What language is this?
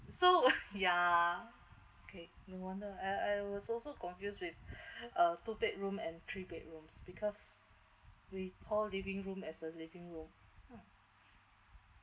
English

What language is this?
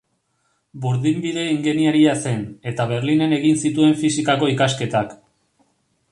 Basque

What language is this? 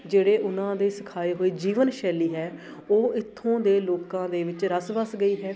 Punjabi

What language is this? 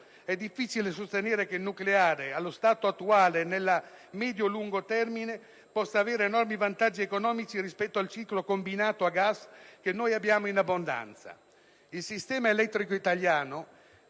Italian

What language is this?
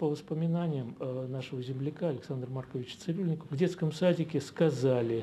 Russian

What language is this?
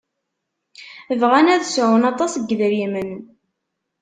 Kabyle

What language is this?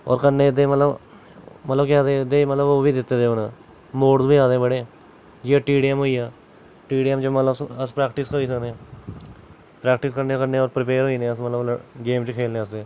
Dogri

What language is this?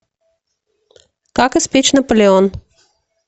Russian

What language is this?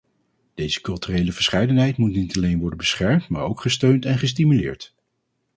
Dutch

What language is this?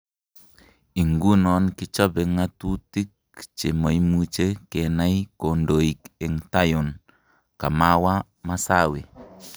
Kalenjin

